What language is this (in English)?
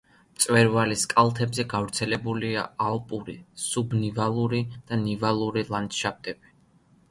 Georgian